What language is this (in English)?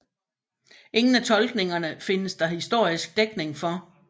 Danish